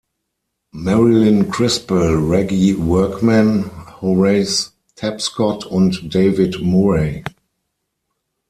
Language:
German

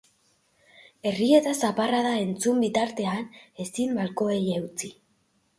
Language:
Basque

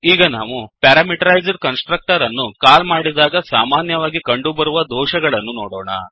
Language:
Kannada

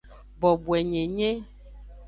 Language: Aja (Benin)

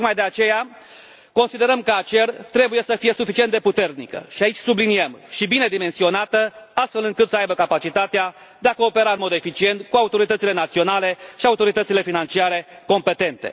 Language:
Romanian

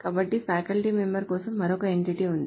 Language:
Telugu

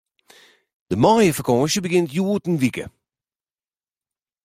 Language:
Western Frisian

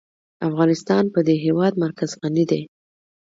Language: Pashto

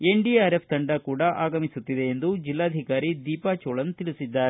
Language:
Kannada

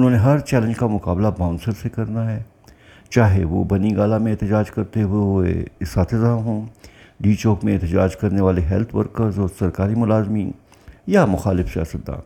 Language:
Urdu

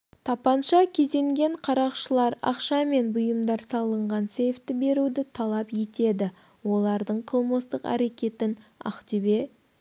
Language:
Kazakh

